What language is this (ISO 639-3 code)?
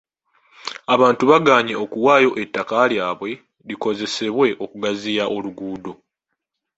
lug